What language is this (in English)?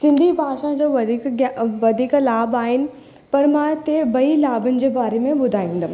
Sindhi